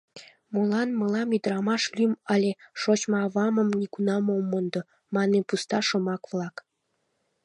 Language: Mari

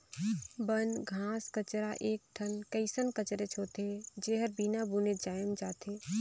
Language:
Chhattisgarhi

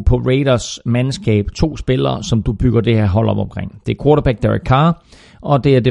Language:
Danish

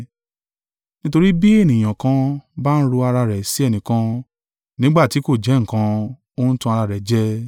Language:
Yoruba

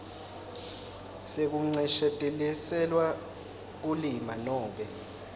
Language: Swati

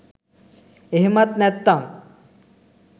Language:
Sinhala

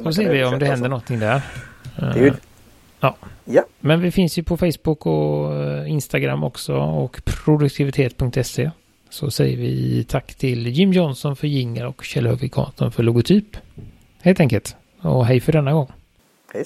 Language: Swedish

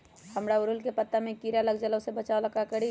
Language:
Magahi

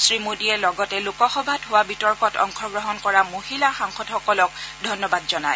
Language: Assamese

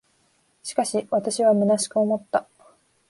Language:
Japanese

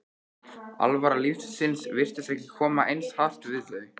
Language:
Icelandic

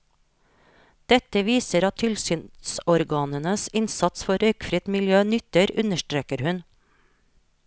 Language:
Norwegian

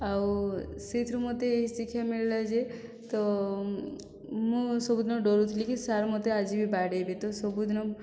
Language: Odia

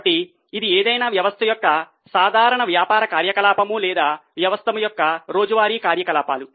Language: Telugu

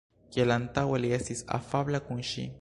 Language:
Esperanto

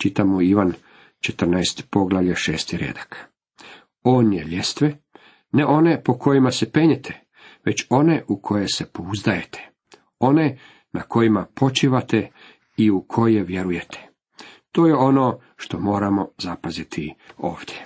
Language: Croatian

